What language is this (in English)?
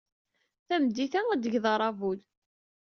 Kabyle